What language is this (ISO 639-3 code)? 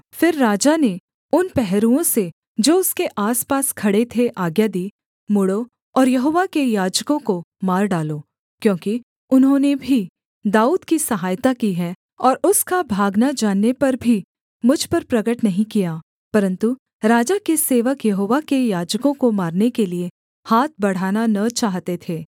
hin